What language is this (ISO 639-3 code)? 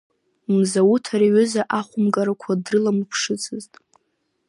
abk